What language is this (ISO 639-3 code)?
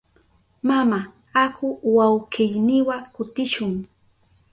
qup